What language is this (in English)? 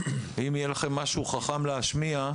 Hebrew